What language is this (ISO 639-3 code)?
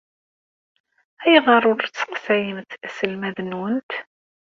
kab